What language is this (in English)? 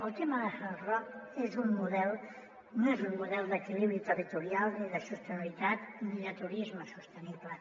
Catalan